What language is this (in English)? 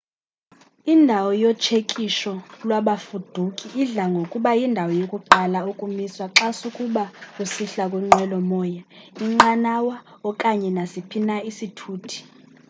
Xhosa